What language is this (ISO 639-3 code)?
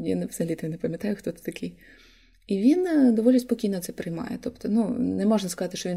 ukr